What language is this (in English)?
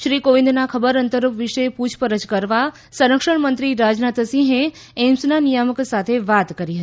Gujarati